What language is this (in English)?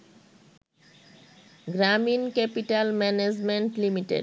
Bangla